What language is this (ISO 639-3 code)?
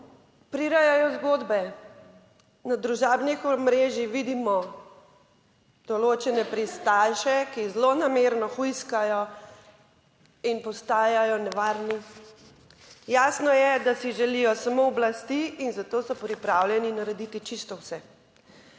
slv